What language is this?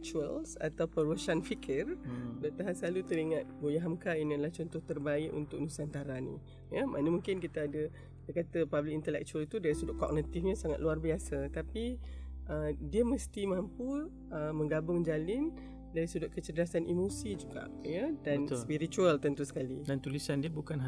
Malay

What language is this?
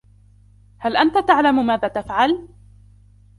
Arabic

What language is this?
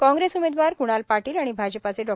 Marathi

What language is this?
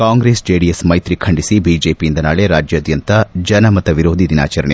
Kannada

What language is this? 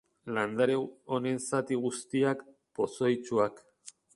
Basque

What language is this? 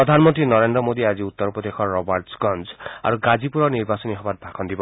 Assamese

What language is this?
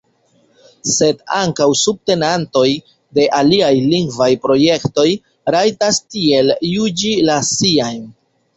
Esperanto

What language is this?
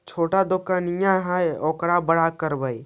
Magahi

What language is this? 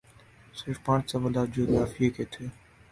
Urdu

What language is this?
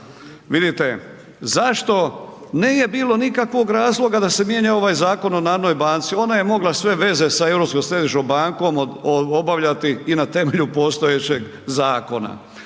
Croatian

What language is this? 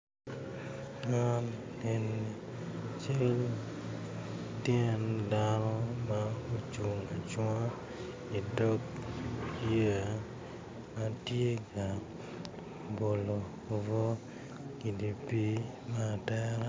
Acoli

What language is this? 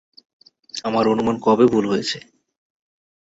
Bangla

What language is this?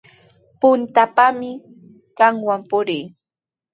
Sihuas Ancash Quechua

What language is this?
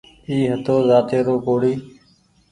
Goaria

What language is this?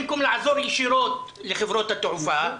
Hebrew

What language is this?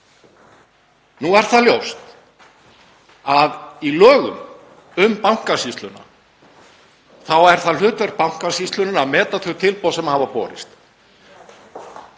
Icelandic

